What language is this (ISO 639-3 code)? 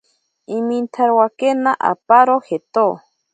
prq